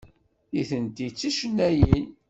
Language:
Kabyle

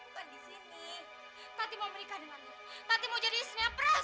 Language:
Indonesian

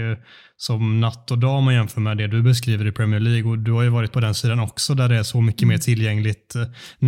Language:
Swedish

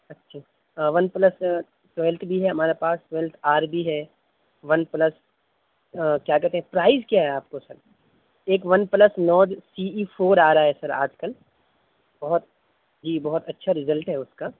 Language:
Urdu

